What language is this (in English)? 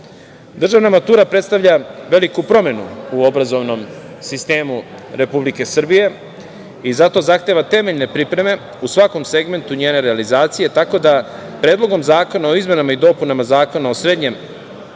Serbian